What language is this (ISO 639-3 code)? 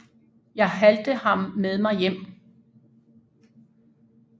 dan